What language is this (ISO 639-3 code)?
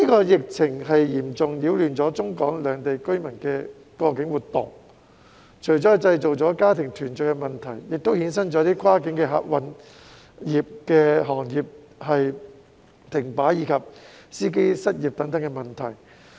yue